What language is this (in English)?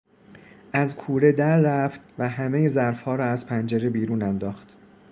Persian